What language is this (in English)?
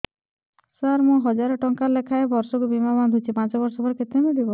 Odia